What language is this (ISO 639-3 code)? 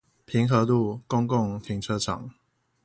zho